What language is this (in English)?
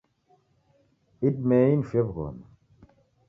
Taita